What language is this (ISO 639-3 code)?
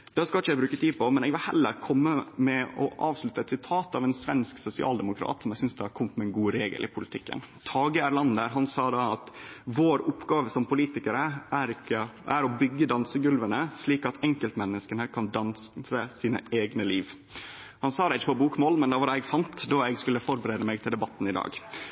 nno